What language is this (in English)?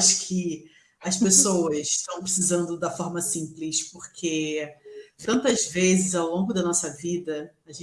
Portuguese